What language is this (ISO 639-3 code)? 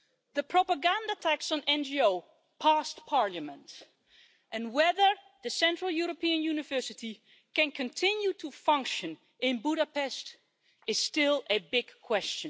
eng